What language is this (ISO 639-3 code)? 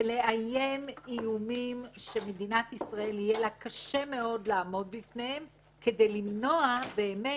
heb